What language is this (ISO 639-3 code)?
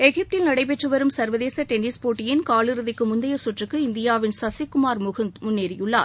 tam